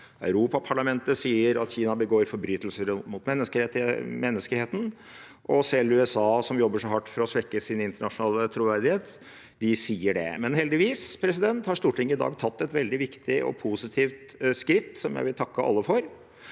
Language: Norwegian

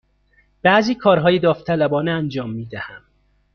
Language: Persian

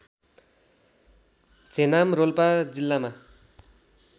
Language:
Nepali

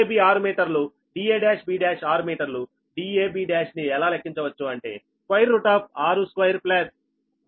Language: Telugu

